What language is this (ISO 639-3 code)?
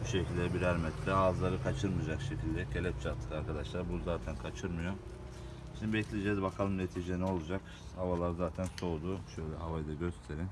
tur